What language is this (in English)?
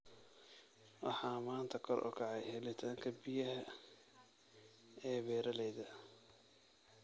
Somali